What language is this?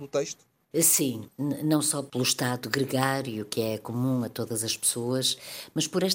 Portuguese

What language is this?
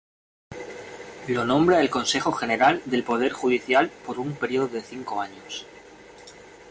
Spanish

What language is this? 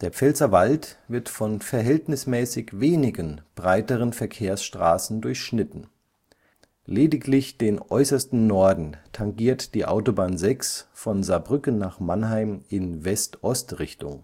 German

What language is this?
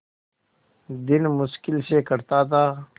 Hindi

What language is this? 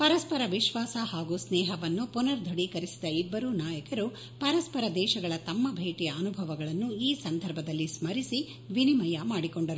Kannada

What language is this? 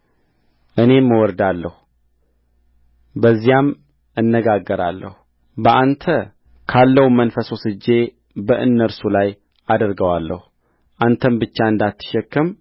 Amharic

